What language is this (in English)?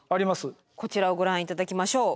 Japanese